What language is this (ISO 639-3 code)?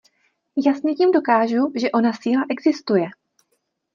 ces